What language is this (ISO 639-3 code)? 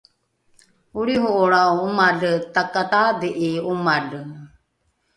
dru